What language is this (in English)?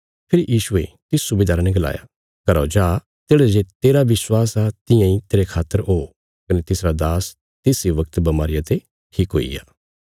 Bilaspuri